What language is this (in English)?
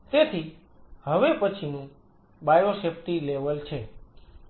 Gujarati